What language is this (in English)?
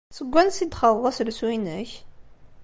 Kabyle